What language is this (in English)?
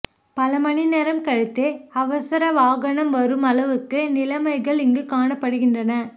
Tamil